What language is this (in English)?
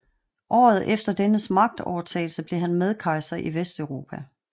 Danish